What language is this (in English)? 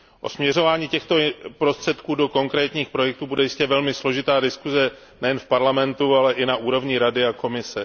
Czech